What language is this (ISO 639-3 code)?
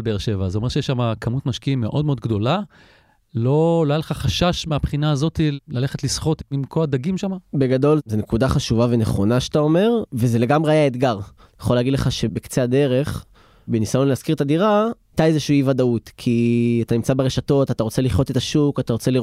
heb